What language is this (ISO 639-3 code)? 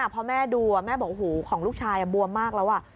tha